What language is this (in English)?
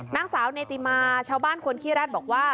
Thai